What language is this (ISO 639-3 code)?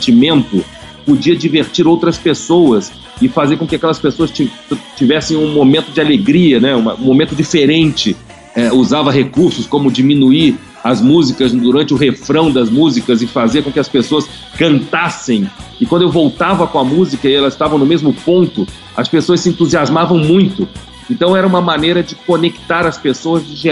por